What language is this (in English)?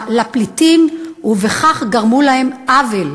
Hebrew